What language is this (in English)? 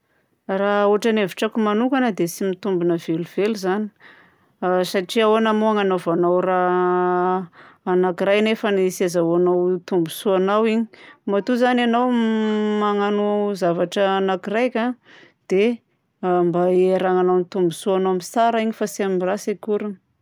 Southern Betsimisaraka Malagasy